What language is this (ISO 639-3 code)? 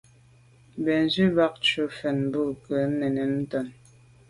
byv